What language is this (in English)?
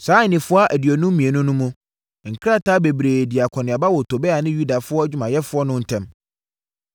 Akan